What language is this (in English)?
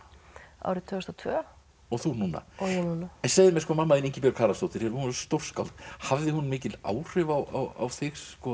Icelandic